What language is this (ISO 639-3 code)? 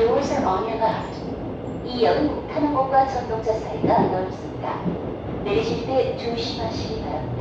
kor